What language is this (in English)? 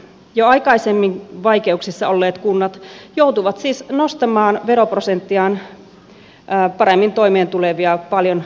Finnish